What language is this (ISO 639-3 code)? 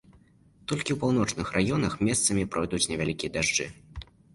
bel